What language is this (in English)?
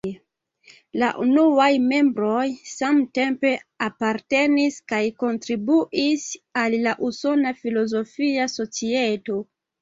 Esperanto